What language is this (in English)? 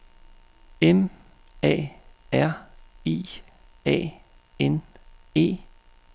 Danish